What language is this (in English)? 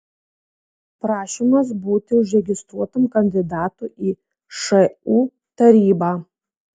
Lithuanian